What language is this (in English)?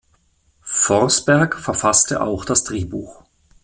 German